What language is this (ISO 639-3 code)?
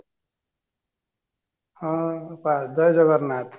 ori